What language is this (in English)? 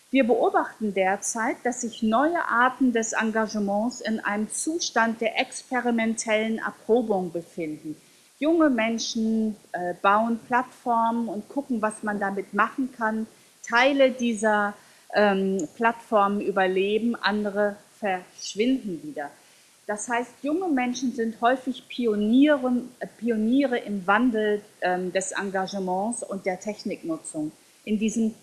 German